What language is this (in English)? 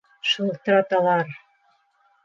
Bashkir